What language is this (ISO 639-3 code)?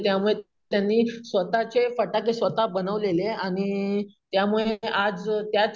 mar